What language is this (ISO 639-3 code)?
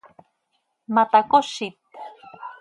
sei